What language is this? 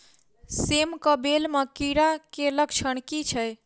Maithili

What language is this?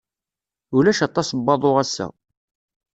Kabyle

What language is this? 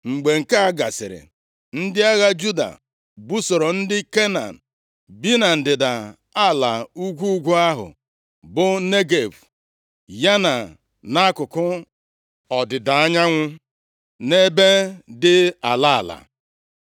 Igbo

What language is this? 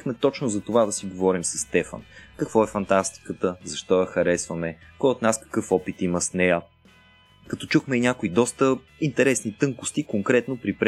Bulgarian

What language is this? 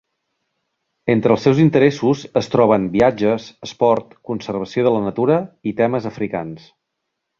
Catalan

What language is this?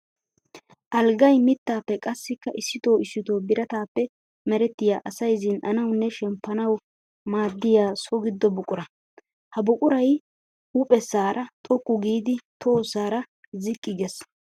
Wolaytta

